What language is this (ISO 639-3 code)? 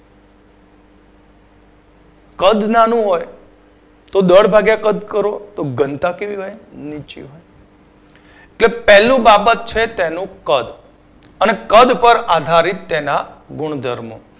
guj